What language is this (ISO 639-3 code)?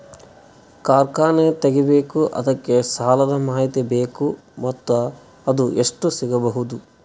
kan